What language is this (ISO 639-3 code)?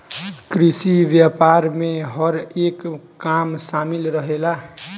bho